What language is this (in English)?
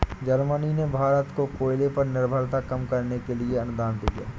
Hindi